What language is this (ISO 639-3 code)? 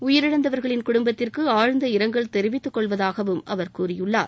tam